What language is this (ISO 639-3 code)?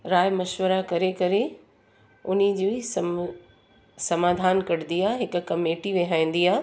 snd